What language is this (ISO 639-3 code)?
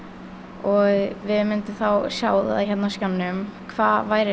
isl